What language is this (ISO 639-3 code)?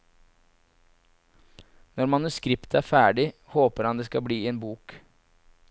nor